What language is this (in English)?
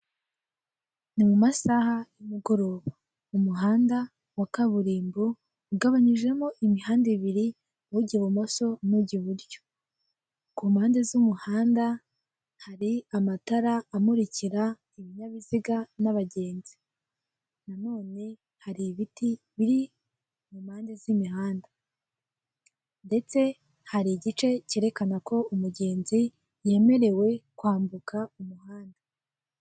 Kinyarwanda